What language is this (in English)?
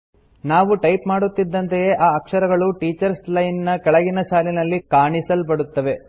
Kannada